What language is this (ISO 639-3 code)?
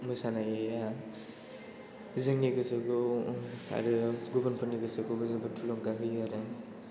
brx